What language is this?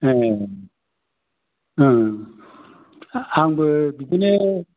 Bodo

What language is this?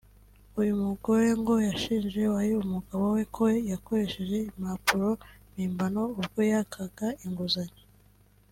Kinyarwanda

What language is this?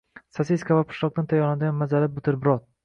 Uzbek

